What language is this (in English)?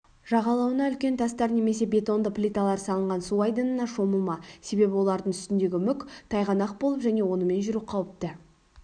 Kazakh